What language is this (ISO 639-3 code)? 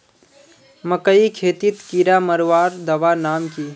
mag